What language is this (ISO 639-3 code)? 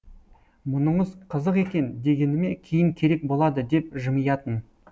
kaz